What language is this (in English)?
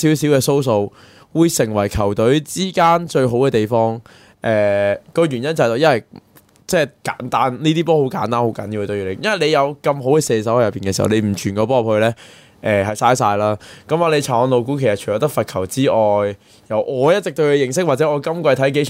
Chinese